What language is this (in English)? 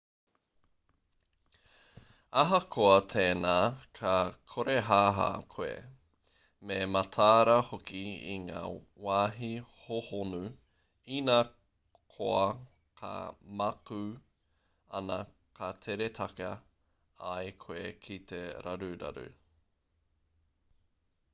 Māori